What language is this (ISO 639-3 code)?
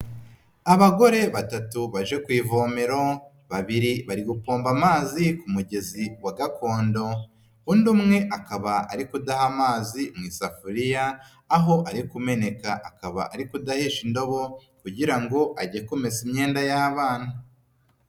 kin